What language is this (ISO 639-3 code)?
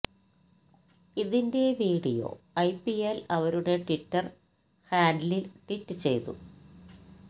mal